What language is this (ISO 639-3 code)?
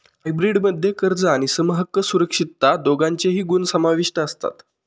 mar